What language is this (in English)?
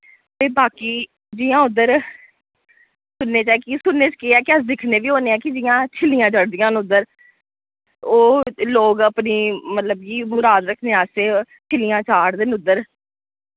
Dogri